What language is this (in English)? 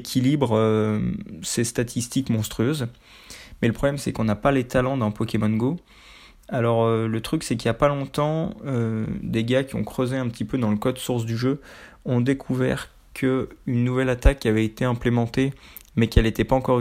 French